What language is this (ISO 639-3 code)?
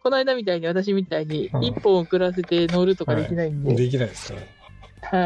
jpn